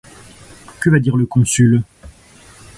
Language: French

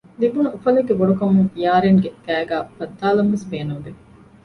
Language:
Divehi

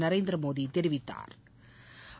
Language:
Tamil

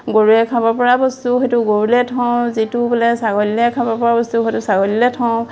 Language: Assamese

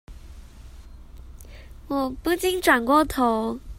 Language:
Chinese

